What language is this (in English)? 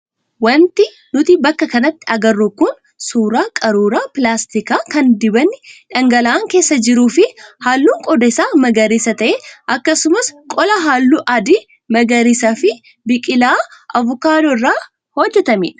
Oromo